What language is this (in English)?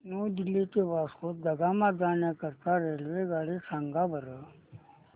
Marathi